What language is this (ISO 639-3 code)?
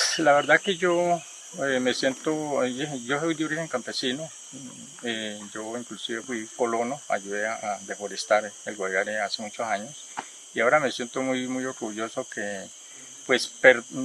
spa